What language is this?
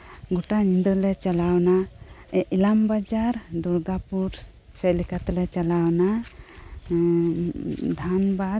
Santali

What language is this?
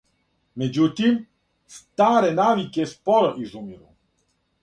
Serbian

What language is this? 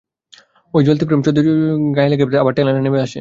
Bangla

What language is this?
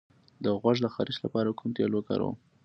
Pashto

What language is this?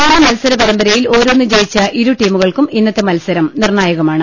Malayalam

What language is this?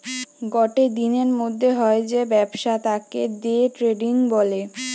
Bangla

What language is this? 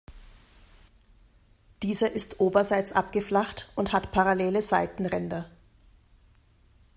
German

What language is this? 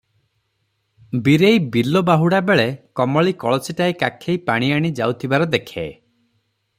Odia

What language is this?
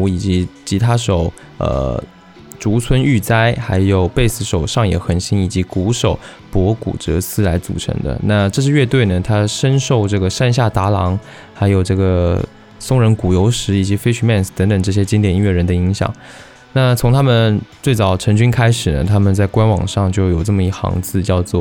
Chinese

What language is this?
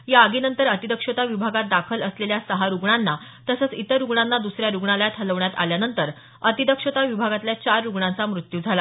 Marathi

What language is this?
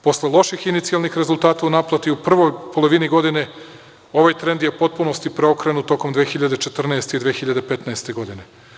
Serbian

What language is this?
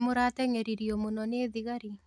Kikuyu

